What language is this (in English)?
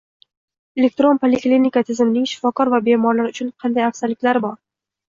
Uzbek